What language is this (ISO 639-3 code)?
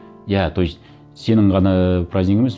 kaz